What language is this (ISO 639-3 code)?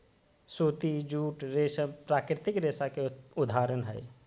mag